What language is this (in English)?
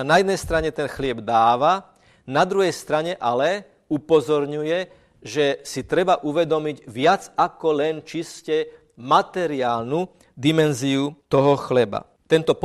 Slovak